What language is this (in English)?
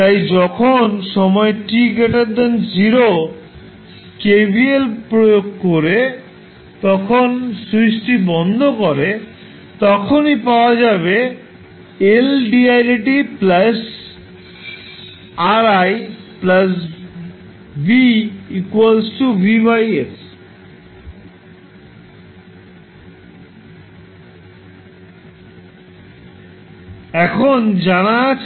Bangla